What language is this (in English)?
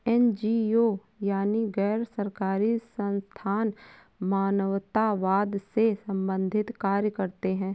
Hindi